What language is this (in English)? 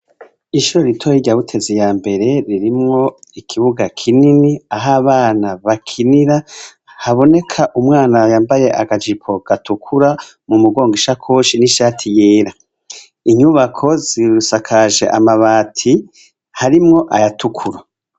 Rundi